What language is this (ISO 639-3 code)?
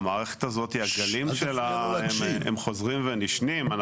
heb